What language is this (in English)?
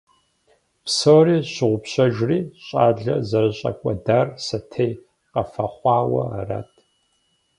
Kabardian